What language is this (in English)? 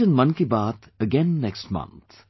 English